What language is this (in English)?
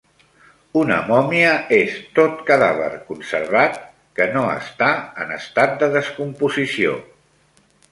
Catalan